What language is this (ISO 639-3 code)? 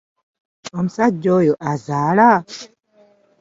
lug